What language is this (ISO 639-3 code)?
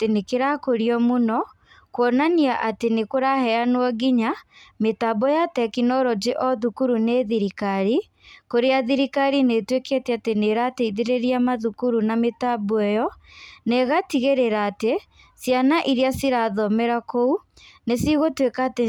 kik